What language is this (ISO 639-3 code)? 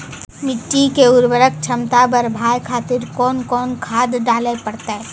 mai